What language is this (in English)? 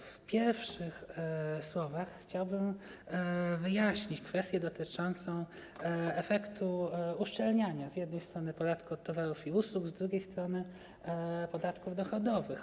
Polish